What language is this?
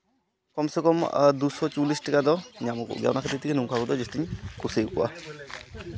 Santali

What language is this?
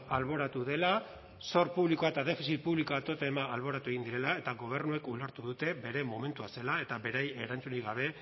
Basque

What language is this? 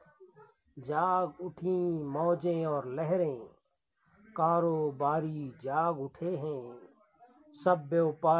Urdu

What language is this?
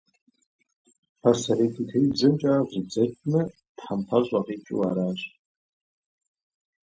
Kabardian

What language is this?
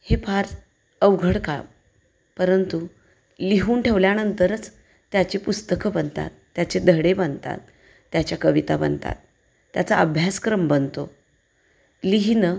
Marathi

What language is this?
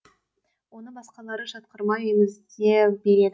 Kazakh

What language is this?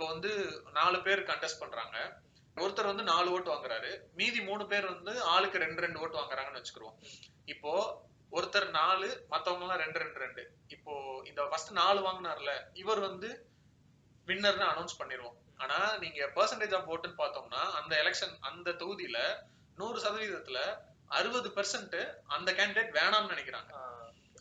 Tamil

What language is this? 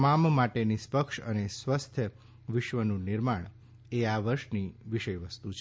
Gujarati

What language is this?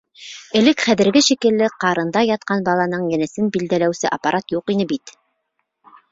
Bashkir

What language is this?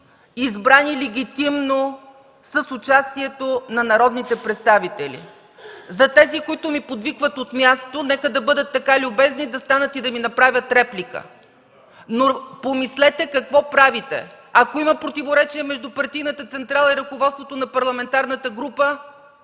Bulgarian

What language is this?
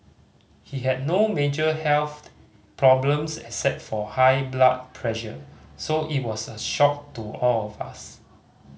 English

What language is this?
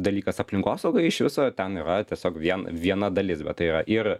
Lithuanian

